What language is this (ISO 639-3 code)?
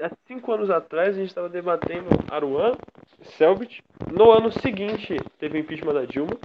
por